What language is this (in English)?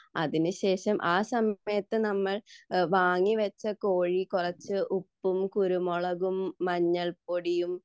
Malayalam